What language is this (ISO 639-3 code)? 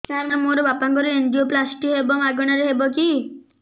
ori